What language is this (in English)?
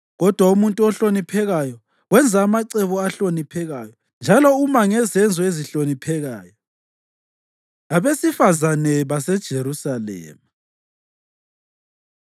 North Ndebele